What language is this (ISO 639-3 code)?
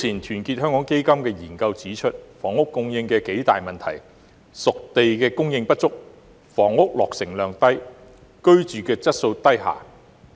yue